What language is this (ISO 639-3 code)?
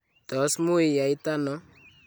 kln